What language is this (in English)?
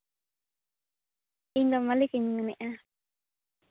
Santali